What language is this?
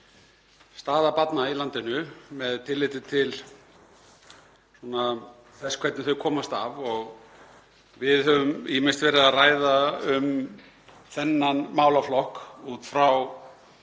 Icelandic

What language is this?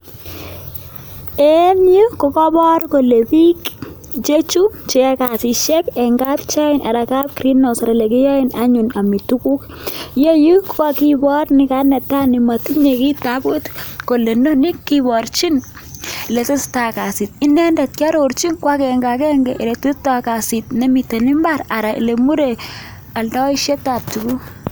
Kalenjin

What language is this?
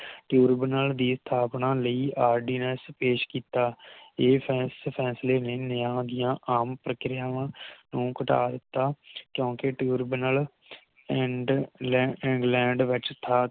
Punjabi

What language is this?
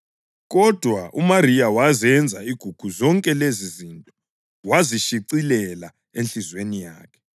North Ndebele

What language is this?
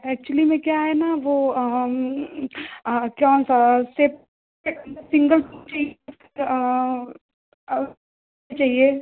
Hindi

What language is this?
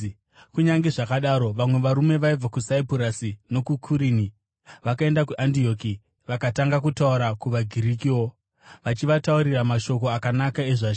Shona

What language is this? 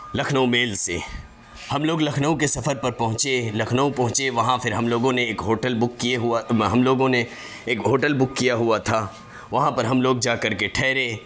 Urdu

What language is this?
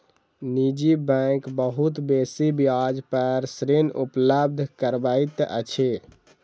Maithili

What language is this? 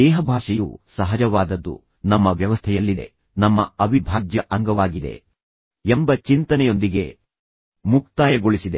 Kannada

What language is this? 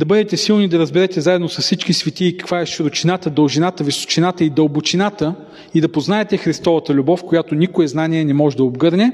Bulgarian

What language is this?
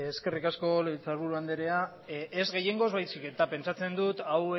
Basque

